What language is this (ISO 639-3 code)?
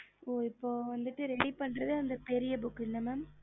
tam